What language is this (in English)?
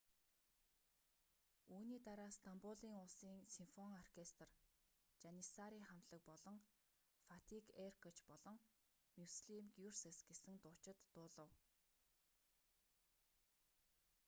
Mongolian